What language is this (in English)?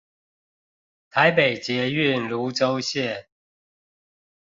Chinese